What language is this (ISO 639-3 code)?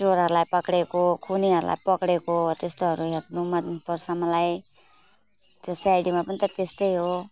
nep